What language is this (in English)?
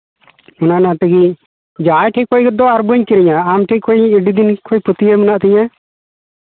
Santali